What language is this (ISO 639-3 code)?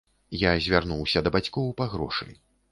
bel